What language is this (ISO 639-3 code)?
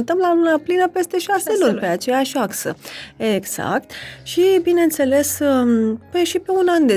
ron